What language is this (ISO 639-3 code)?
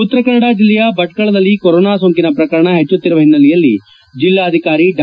kan